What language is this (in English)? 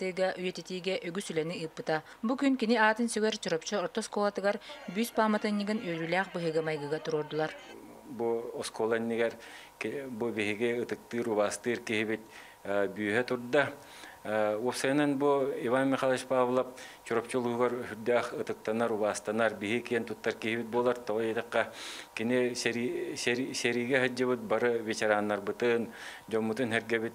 Russian